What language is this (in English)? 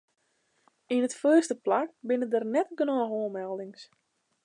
Western Frisian